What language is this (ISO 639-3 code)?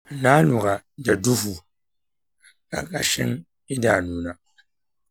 hau